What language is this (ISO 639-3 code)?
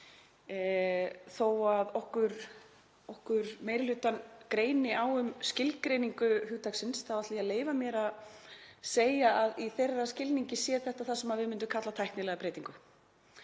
isl